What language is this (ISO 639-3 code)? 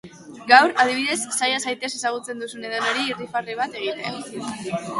eus